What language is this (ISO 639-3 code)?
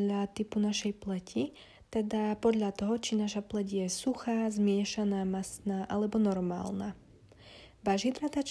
slk